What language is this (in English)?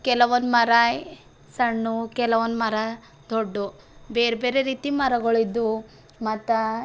Kannada